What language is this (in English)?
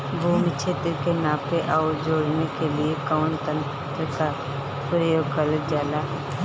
Bhojpuri